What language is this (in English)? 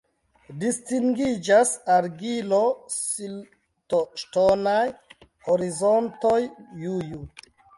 Esperanto